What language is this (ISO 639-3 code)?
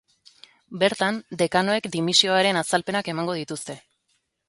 eus